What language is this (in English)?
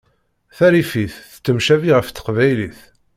Kabyle